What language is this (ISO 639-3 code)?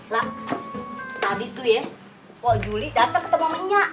ind